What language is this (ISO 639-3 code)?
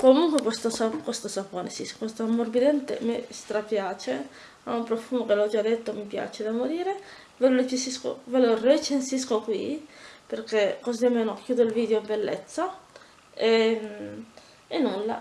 ita